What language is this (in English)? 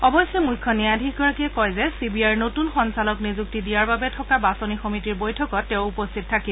Assamese